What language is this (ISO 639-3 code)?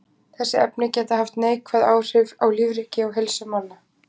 isl